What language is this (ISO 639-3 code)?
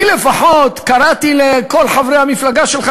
heb